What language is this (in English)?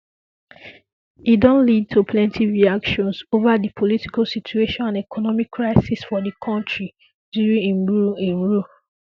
Nigerian Pidgin